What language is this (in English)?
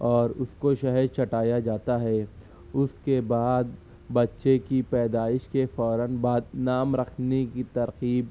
Urdu